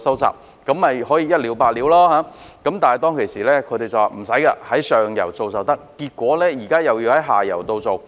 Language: Cantonese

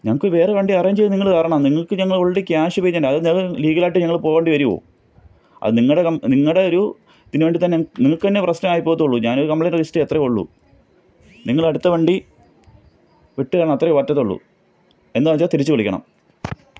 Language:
Malayalam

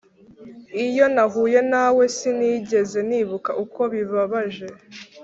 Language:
Kinyarwanda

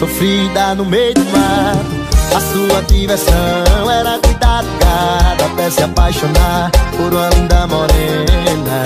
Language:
Portuguese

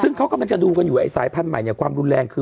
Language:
Thai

